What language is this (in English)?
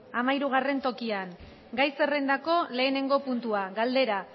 Basque